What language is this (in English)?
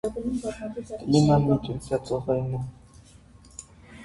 Armenian